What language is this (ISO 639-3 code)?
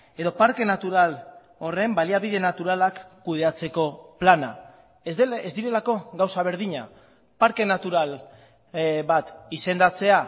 eus